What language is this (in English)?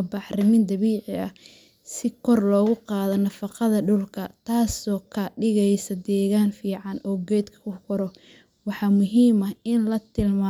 Somali